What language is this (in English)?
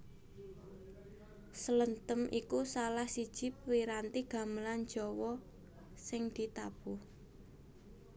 Javanese